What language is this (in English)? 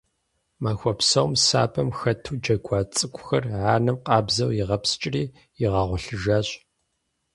Kabardian